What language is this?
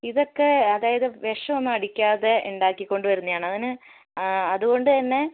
Malayalam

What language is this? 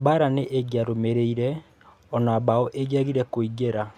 Kikuyu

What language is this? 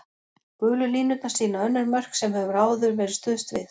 Icelandic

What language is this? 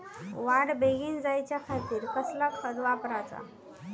Marathi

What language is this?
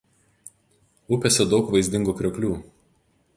Lithuanian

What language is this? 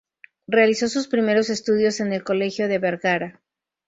Spanish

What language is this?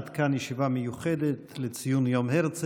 Hebrew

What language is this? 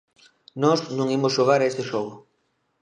Galician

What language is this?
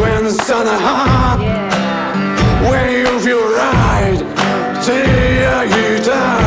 English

